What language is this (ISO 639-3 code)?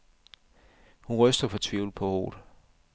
dan